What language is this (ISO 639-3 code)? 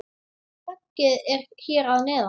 isl